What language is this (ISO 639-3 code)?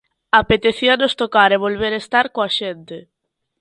glg